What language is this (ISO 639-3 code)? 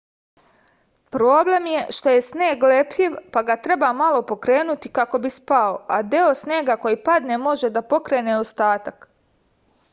srp